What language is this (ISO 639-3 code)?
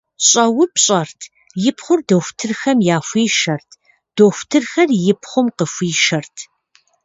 kbd